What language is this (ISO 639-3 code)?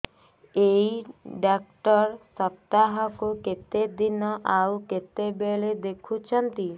ori